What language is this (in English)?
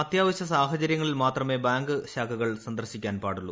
Malayalam